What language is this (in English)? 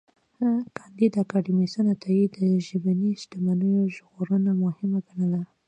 Pashto